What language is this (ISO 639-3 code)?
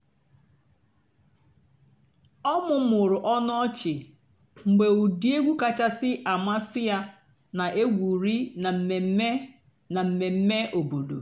ibo